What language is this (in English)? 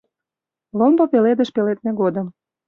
Mari